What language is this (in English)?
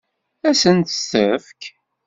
Kabyle